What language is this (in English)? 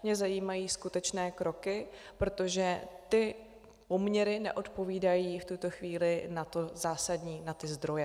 Czech